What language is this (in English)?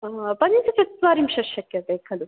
Sanskrit